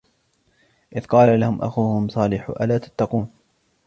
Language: Arabic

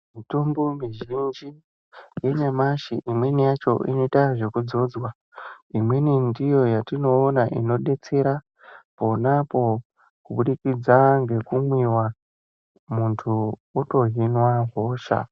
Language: Ndau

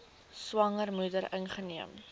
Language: Afrikaans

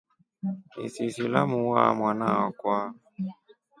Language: Rombo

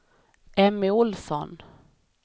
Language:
Swedish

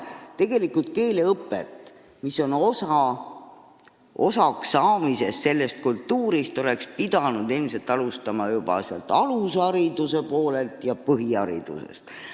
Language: Estonian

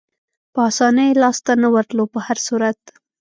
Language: Pashto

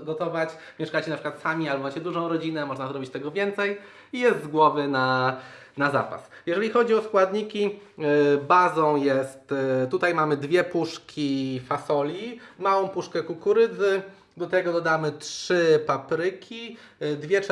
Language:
Polish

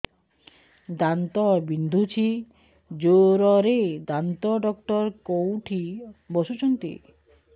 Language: Odia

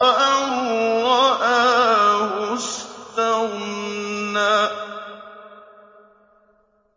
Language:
Arabic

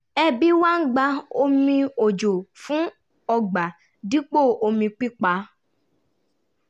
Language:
Yoruba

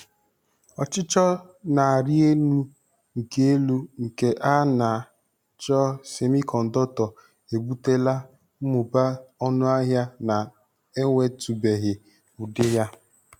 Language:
Igbo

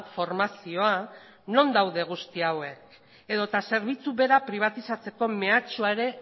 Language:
Basque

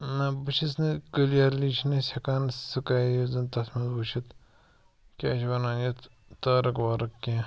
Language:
Kashmiri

